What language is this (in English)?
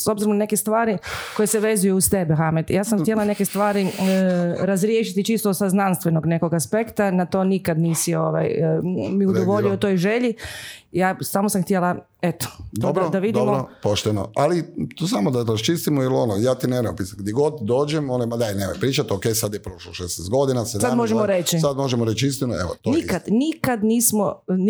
Croatian